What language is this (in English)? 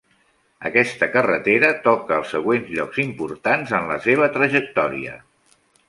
Catalan